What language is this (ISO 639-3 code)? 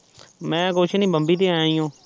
pan